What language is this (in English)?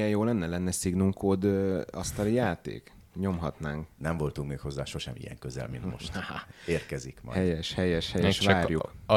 Hungarian